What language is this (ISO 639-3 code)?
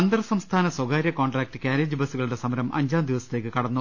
mal